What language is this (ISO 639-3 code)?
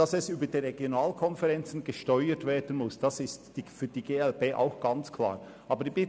gsw